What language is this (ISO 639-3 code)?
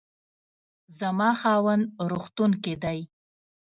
pus